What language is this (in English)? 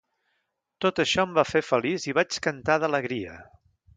Catalan